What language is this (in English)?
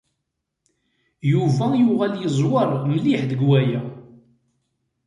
Kabyle